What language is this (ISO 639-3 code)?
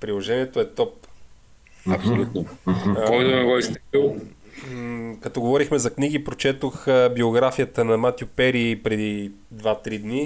bul